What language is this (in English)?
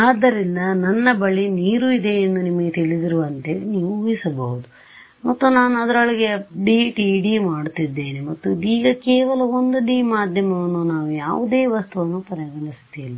Kannada